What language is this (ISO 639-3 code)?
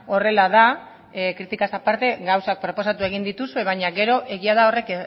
eus